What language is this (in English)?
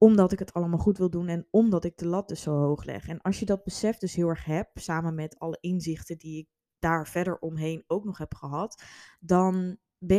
Dutch